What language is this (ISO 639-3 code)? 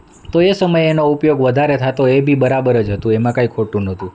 guj